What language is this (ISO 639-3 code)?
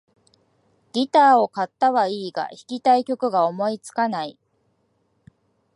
jpn